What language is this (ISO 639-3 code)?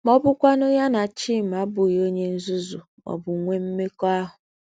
ibo